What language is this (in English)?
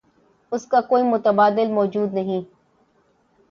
Urdu